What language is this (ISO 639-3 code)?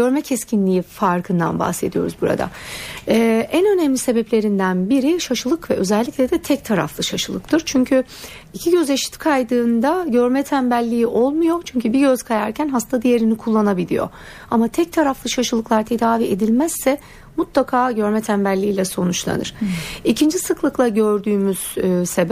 tur